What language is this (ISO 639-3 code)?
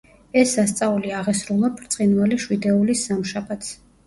kat